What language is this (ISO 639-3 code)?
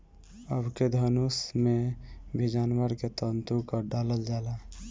bho